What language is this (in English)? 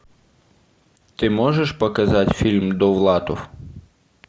Russian